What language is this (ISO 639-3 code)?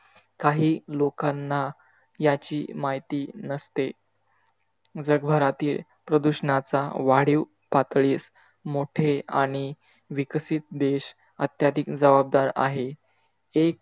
mar